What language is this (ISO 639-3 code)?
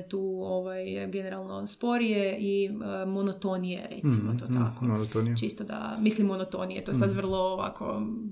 hrv